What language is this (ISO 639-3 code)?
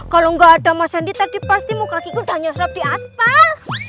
ind